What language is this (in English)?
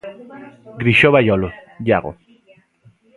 Galician